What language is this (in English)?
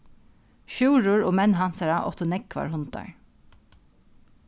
Faroese